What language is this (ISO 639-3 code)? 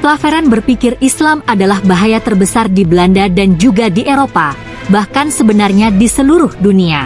ind